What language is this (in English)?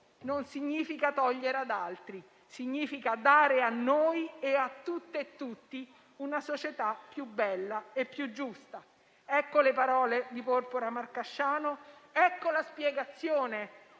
Italian